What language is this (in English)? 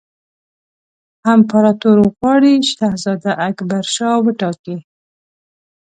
Pashto